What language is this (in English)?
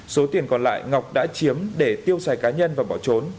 Vietnamese